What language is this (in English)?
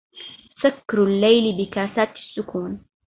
Arabic